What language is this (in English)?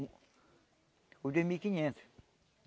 Portuguese